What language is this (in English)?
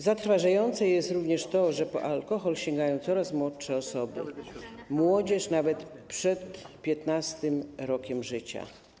Polish